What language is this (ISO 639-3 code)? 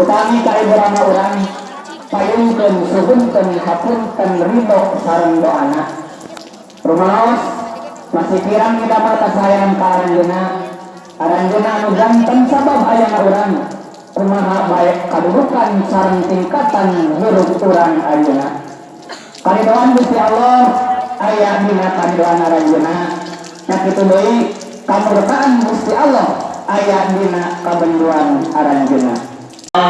ind